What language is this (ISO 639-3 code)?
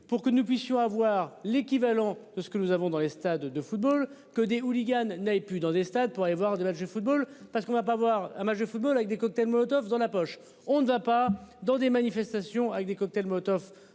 fra